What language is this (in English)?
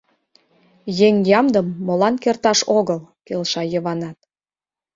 Mari